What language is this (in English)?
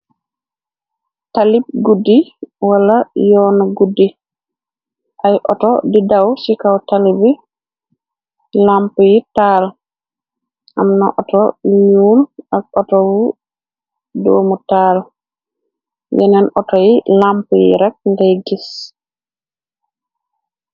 Wolof